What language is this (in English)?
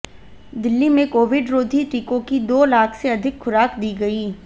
Hindi